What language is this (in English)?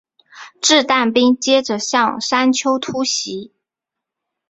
Chinese